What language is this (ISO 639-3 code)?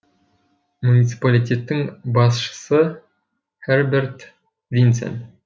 kaz